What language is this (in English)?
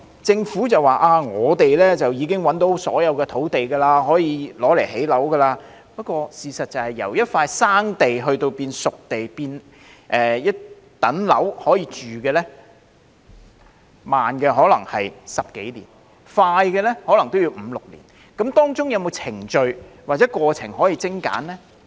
Cantonese